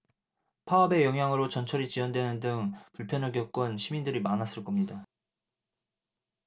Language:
Korean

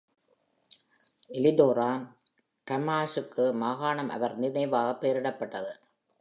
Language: Tamil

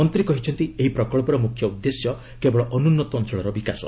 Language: Odia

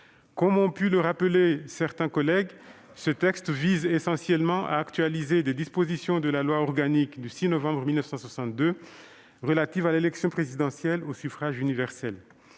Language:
French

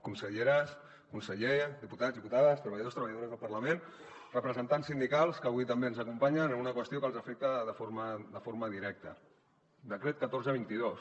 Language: Catalan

